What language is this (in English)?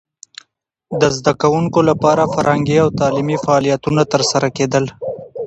Pashto